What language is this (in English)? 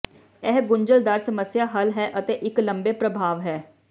Punjabi